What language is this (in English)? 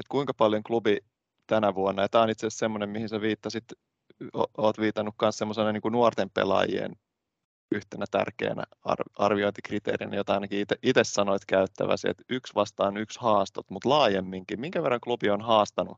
Finnish